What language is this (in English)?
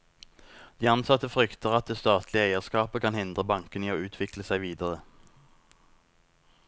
Norwegian